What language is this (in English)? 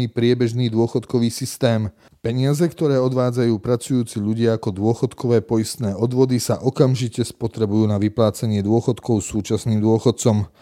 Slovak